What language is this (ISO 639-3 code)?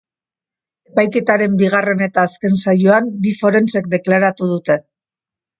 eus